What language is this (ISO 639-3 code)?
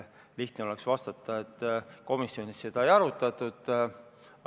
est